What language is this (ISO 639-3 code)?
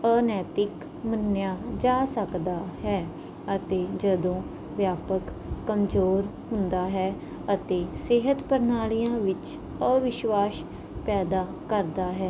pan